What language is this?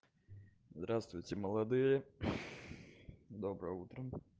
Russian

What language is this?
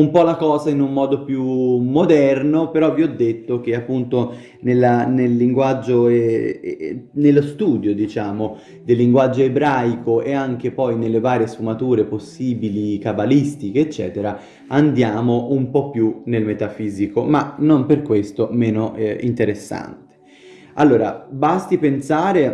Italian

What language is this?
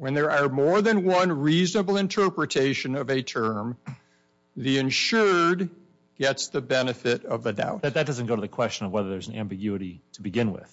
English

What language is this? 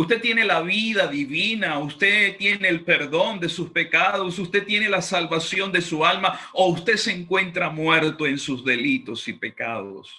Spanish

